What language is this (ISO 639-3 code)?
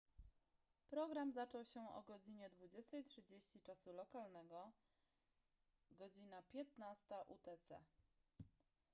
pol